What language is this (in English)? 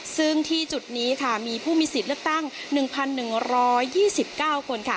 Thai